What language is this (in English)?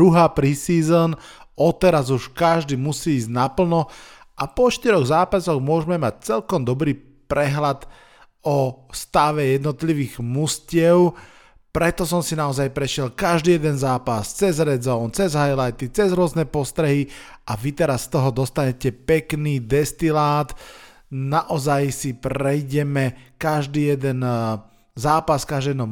Slovak